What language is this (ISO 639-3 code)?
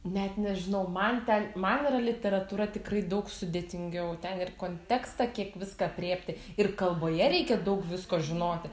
lit